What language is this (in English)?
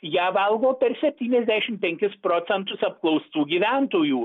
Lithuanian